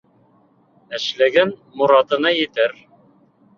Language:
Bashkir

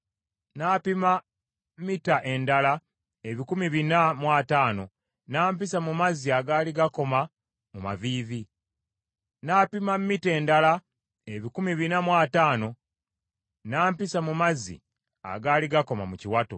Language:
Ganda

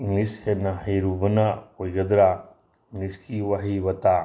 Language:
Manipuri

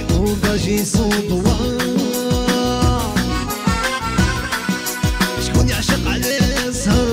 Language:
Arabic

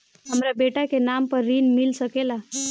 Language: Bhojpuri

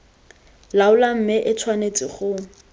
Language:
Tswana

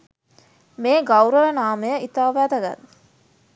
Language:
Sinhala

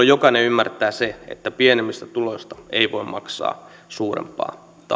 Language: Finnish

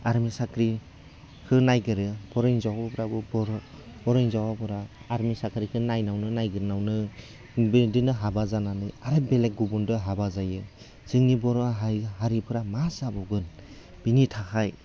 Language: Bodo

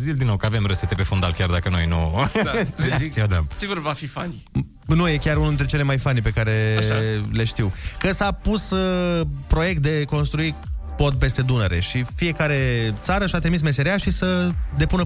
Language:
Romanian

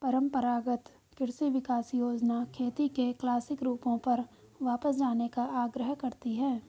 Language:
Hindi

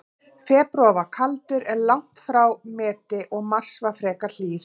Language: Icelandic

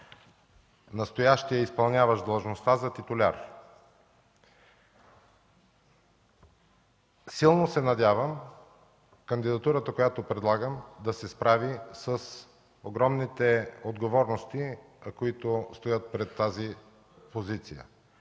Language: Bulgarian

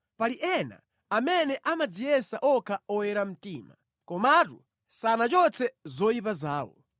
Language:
Nyanja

